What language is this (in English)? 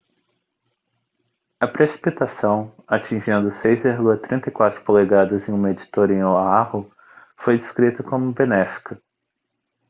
Portuguese